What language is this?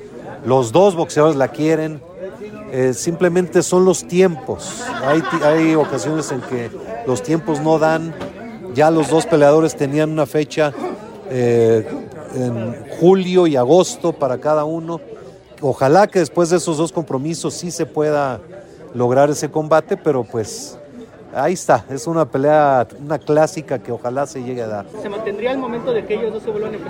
Spanish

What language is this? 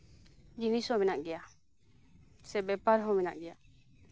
Santali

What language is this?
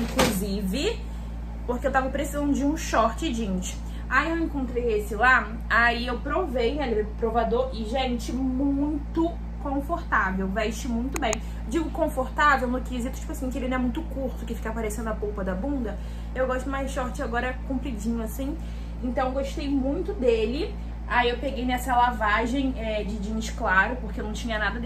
Portuguese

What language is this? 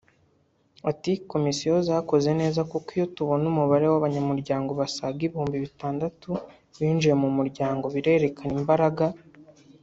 Kinyarwanda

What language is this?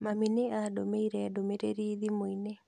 Kikuyu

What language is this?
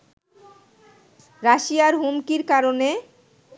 Bangla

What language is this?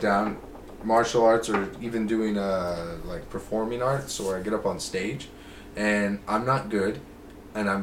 English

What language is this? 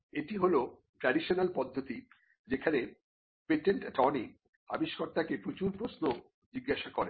Bangla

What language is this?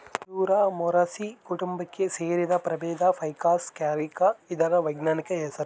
Kannada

